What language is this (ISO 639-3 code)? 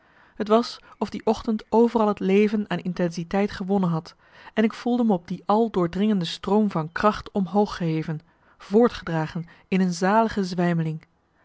nld